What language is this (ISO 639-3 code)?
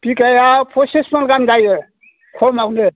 brx